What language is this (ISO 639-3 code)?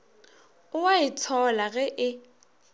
nso